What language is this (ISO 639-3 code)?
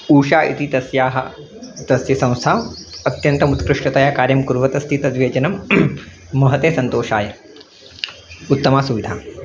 san